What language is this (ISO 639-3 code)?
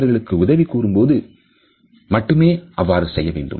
tam